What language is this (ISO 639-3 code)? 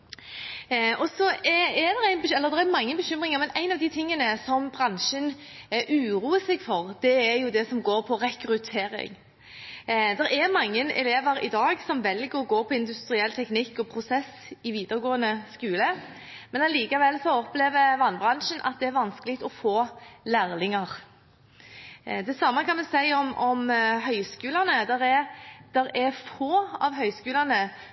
nob